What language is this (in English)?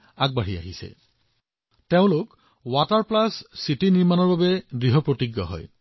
Assamese